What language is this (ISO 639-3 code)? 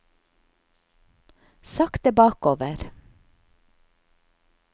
nor